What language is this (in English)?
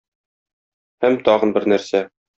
Tatar